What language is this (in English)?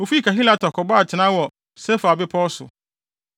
Akan